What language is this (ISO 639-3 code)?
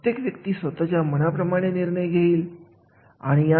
mar